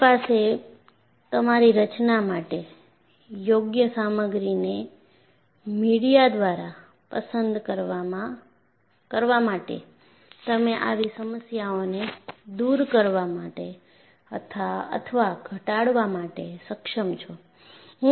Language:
Gujarati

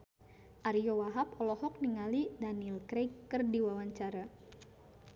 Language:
Sundanese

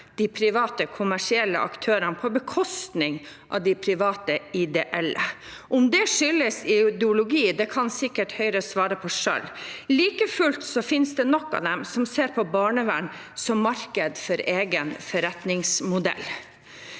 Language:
Norwegian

